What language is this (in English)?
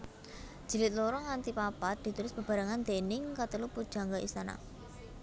Javanese